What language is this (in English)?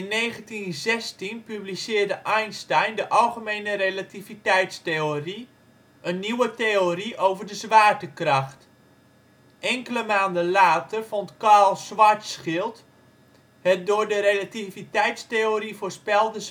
Dutch